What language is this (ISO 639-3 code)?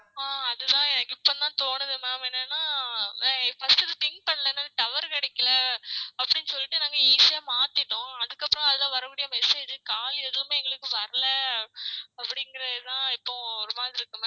tam